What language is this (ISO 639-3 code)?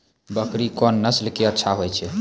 mai